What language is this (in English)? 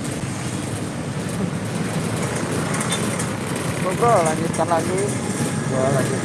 Indonesian